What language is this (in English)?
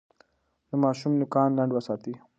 Pashto